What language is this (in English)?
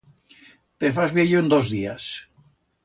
Aragonese